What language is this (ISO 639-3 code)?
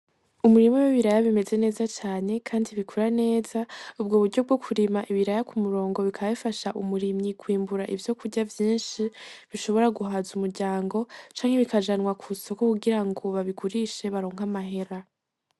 run